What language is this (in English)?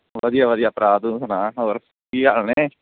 Punjabi